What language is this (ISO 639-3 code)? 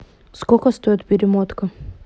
rus